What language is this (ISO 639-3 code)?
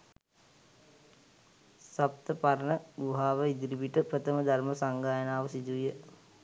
sin